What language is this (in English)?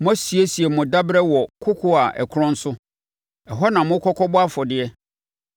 Akan